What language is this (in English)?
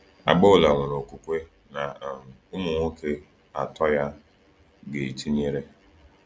Igbo